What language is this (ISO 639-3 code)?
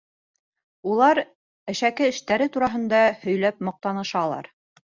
bak